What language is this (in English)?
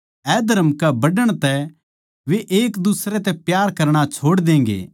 Haryanvi